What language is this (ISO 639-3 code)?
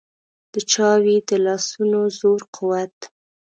pus